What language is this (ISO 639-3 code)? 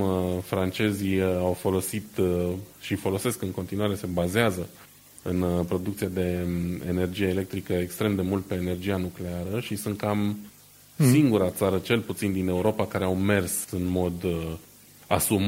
ron